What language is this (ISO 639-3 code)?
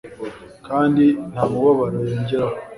kin